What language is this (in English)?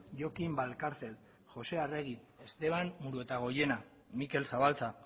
Basque